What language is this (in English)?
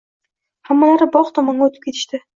Uzbek